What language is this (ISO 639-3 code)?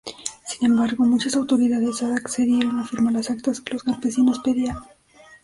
spa